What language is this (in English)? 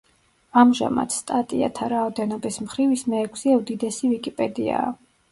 Georgian